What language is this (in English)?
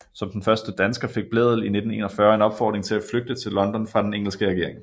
Danish